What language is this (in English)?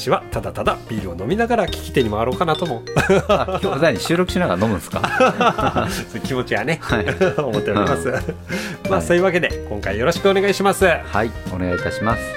Japanese